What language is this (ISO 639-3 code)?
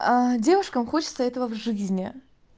rus